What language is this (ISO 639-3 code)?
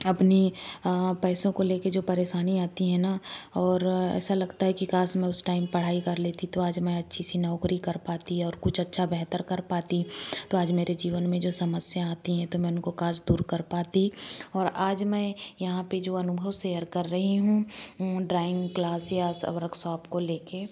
hin